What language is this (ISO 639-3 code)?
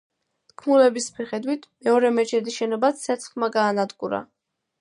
kat